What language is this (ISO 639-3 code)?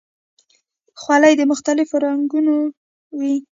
pus